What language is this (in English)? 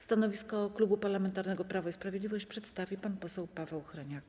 Polish